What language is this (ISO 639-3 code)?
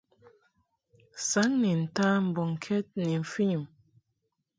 mhk